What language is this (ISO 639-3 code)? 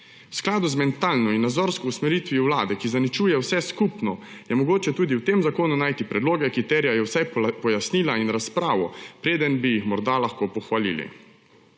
slv